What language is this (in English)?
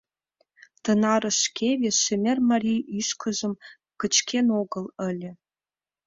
Mari